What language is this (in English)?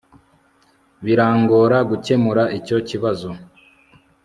Kinyarwanda